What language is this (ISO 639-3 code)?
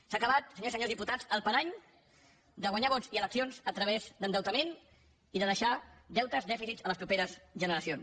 cat